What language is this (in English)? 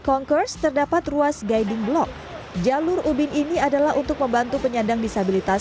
Indonesian